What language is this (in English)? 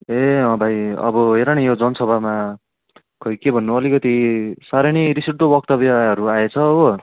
Nepali